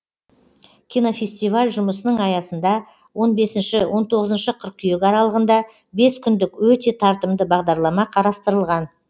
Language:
Kazakh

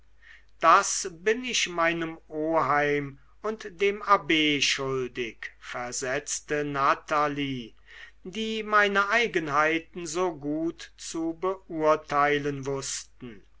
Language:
German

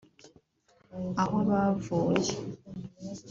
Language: Kinyarwanda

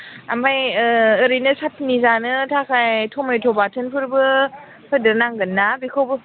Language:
Bodo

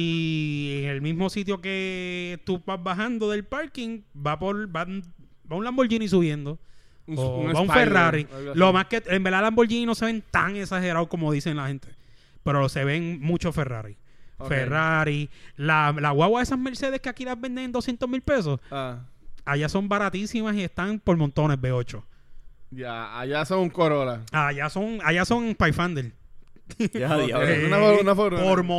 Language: Spanish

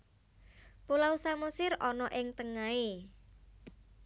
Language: Javanese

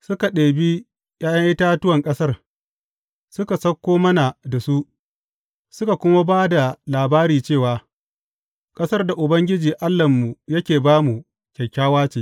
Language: Hausa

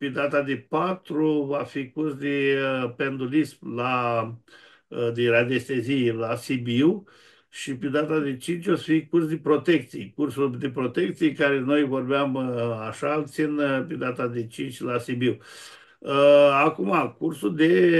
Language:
Romanian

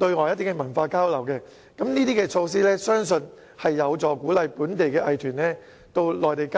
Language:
Cantonese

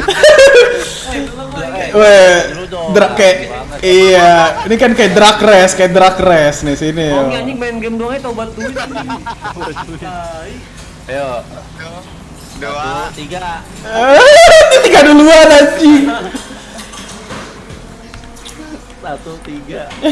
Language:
Indonesian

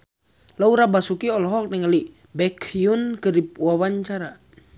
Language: Sundanese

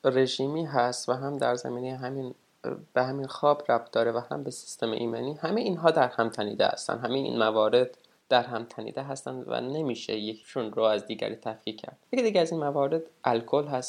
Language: Persian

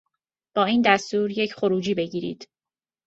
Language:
Persian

